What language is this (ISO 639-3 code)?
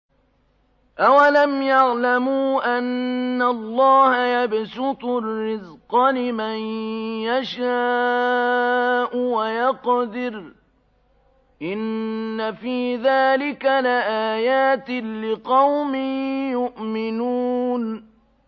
ara